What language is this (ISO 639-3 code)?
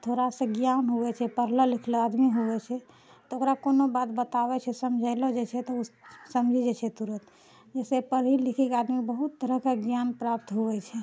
mai